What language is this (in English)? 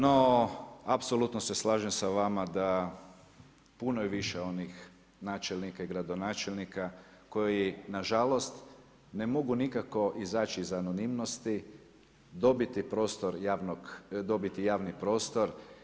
Croatian